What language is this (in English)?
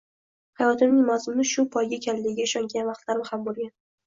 Uzbek